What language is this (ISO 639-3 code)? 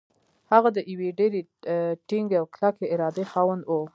pus